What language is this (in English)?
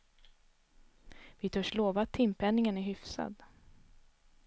Swedish